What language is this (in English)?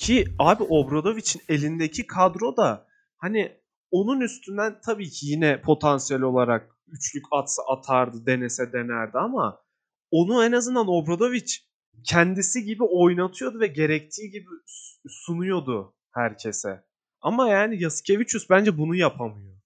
Turkish